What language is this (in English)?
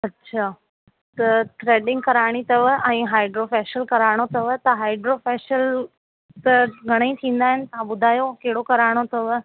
Sindhi